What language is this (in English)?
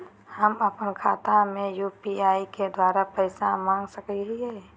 Magahi